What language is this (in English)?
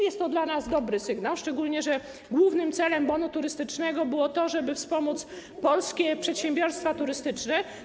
Polish